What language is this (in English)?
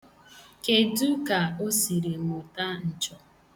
Igbo